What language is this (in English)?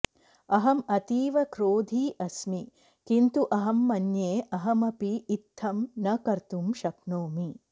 Sanskrit